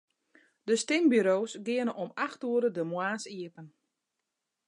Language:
Western Frisian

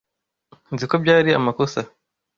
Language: Kinyarwanda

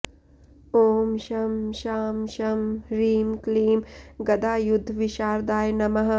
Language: Sanskrit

